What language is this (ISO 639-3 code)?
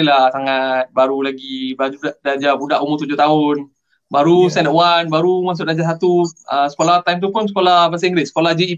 msa